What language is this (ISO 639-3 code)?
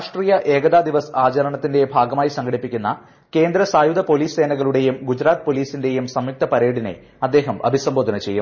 mal